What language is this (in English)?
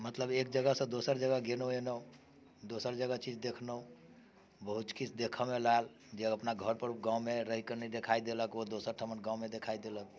Maithili